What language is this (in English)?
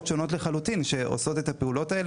Hebrew